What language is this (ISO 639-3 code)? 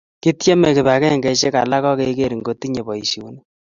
kln